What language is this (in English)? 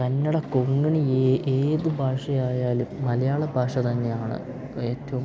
Malayalam